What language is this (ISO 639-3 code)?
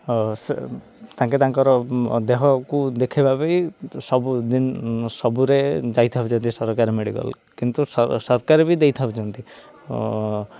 ori